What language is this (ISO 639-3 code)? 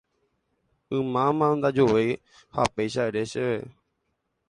grn